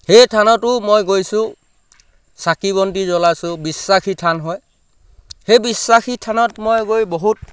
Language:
Assamese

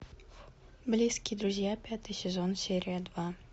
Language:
Russian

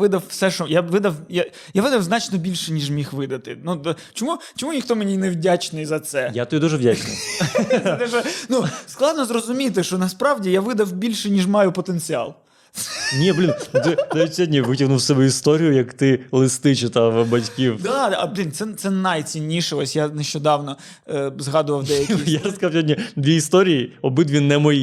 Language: Ukrainian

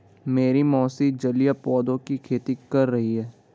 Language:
Hindi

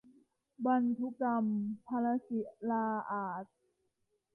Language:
Thai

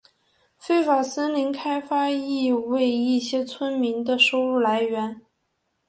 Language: Chinese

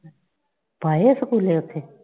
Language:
Punjabi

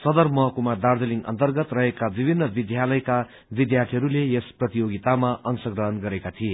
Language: Nepali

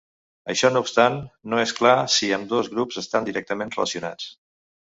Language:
Catalan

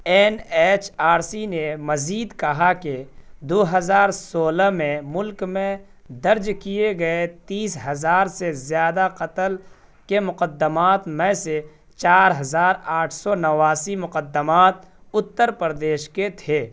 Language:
Urdu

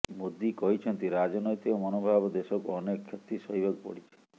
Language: Odia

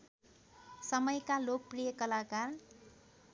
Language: Nepali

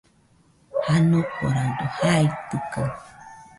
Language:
Nüpode Huitoto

